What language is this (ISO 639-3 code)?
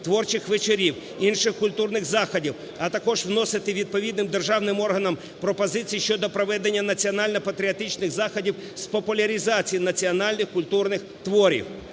ukr